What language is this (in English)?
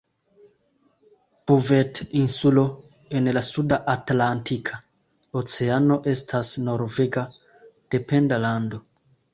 Esperanto